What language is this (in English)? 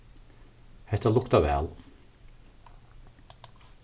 Faroese